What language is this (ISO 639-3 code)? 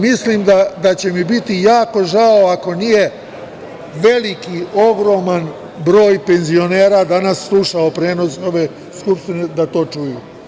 srp